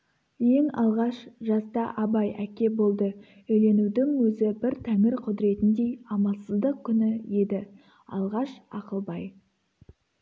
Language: Kazakh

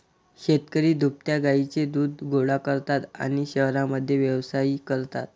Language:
Marathi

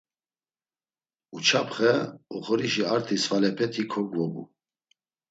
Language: Laz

